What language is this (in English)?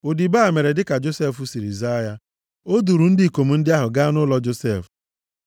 Igbo